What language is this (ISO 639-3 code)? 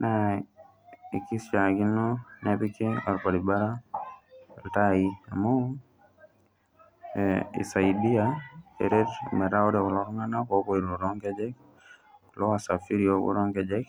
mas